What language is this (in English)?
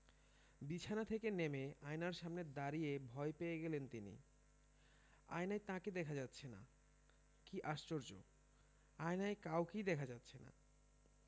Bangla